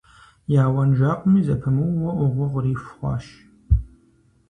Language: Kabardian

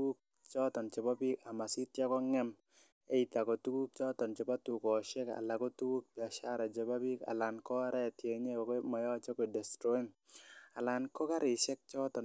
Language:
Kalenjin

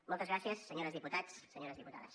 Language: Catalan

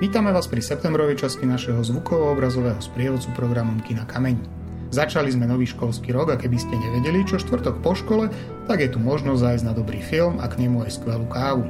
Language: Slovak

